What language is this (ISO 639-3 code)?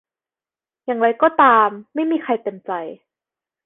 tha